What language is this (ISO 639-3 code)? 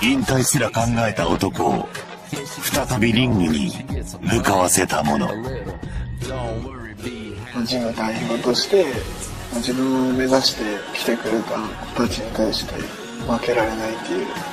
jpn